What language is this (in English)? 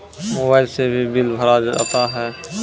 Maithili